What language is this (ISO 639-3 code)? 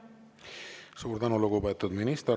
est